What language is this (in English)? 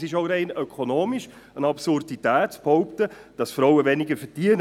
Swiss German